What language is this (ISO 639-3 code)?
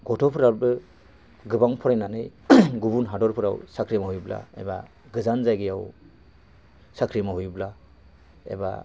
brx